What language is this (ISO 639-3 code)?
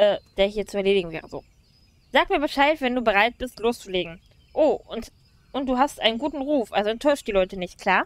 deu